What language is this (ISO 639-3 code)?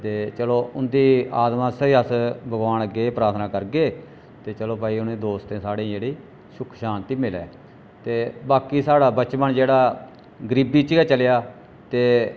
doi